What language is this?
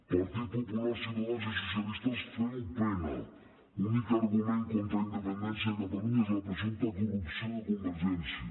Catalan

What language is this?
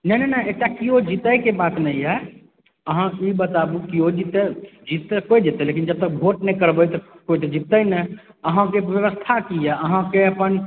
Maithili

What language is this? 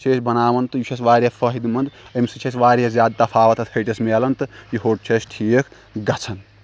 Kashmiri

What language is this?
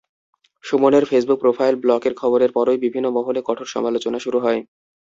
Bangla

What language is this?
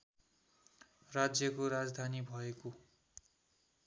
Nepali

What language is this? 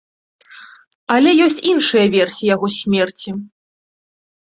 Belarusian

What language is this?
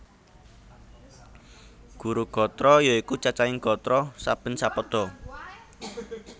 Javanese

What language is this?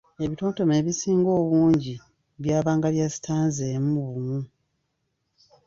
Ganda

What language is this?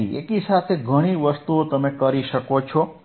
Gujarati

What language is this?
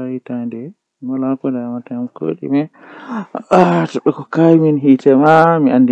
Western Niger Fulfulde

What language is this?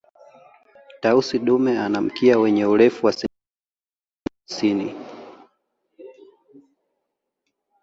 Swahili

